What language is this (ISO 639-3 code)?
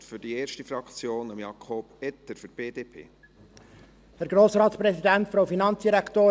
gsw